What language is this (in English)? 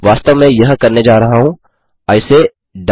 Hindi